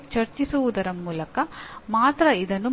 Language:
Kannada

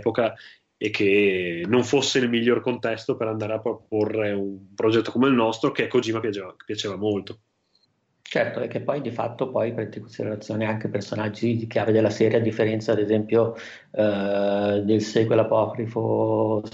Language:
Italian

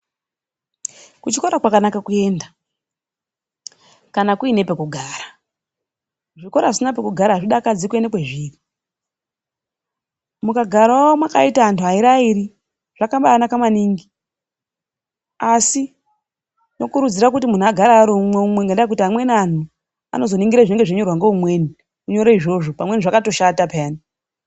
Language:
Ndau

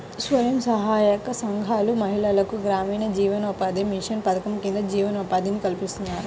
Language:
Telugu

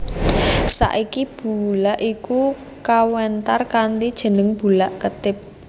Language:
Javanese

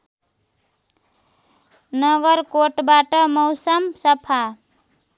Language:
Nepali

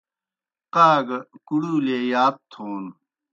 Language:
Kohistani Shina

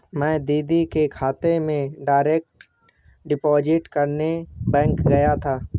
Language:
Hindi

